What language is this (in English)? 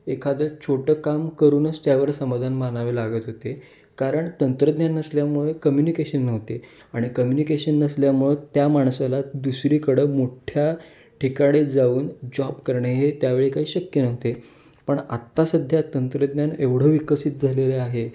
Marathi